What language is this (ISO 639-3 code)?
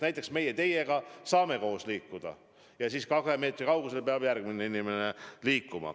est